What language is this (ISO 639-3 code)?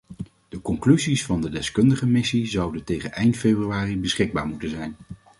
nld